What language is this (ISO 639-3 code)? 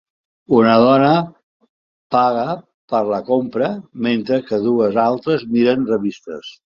cat